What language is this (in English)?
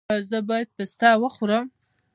Pashto